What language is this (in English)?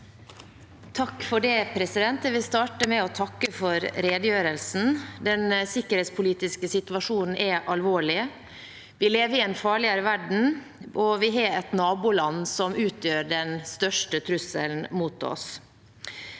Norwegian